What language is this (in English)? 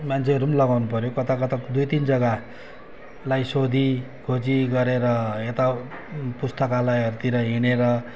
Nepali